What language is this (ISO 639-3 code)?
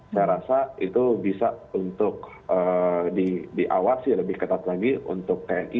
ind